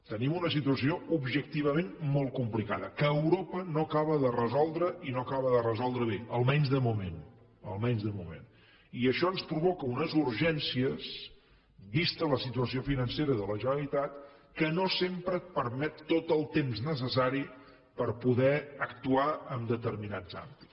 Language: Catalan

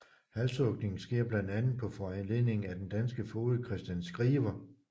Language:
Danish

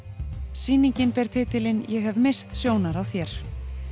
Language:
Icelandic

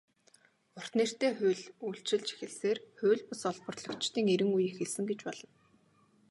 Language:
Mongolian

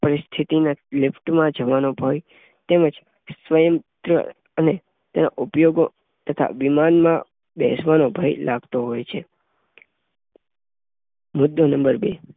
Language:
Gujarati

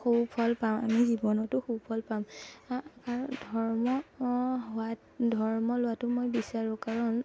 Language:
Assamese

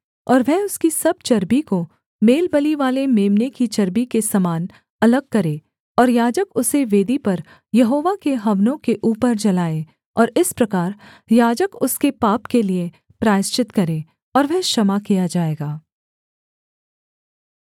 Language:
Hindi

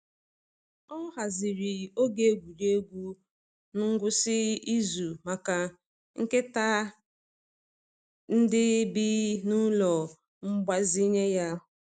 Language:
Igbo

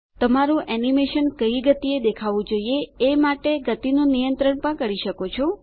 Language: Gujarati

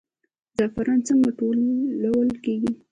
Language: Pashto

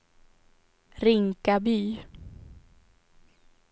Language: Swedish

